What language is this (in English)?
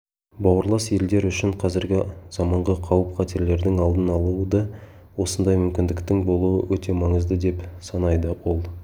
Kazakh